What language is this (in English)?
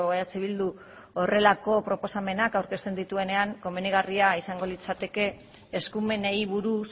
Basque